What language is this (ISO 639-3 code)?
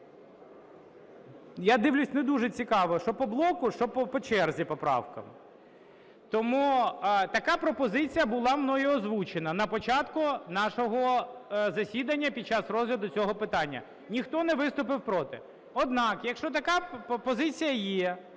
ukr